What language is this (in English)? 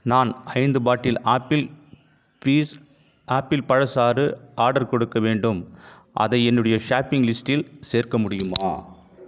Tamil